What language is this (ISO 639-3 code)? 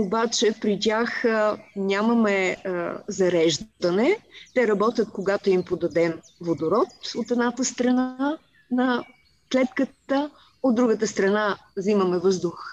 bul